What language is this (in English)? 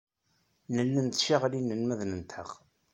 Kabyle